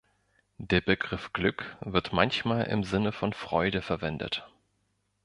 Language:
German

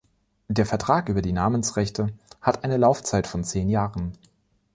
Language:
German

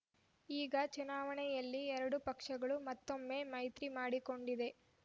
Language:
Kannada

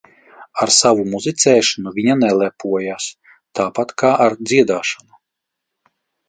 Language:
Latvian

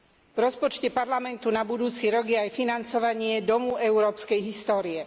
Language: Slovak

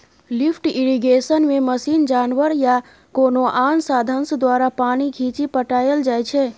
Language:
Maithili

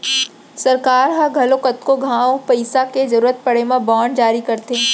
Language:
Chhattisgarhi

